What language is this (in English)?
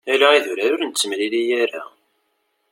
Kabyle